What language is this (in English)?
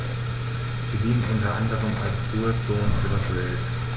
German